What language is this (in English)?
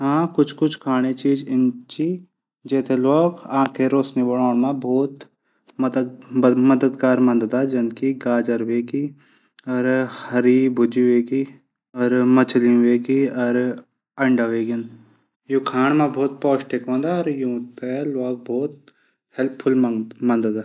Garhwali